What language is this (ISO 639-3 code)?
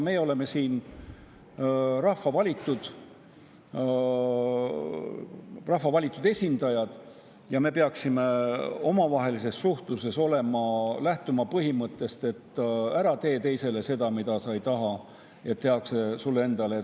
est